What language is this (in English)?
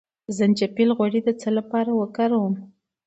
Pashto